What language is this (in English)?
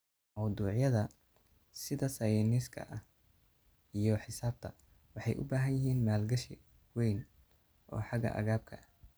Somali